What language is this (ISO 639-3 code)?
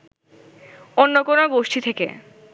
ben